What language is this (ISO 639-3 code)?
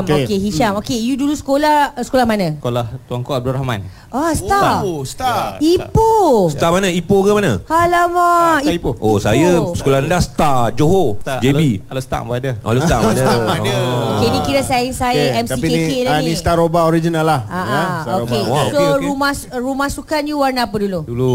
msa